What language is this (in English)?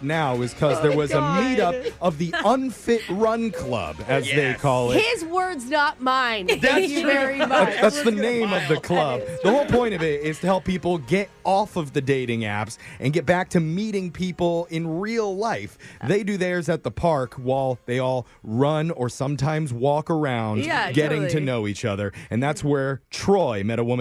English